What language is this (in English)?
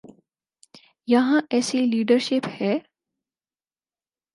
Urdu